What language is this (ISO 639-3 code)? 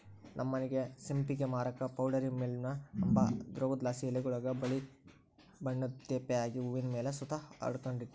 kan